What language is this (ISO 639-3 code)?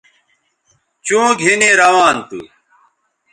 btv